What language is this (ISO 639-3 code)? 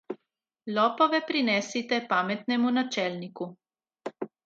slv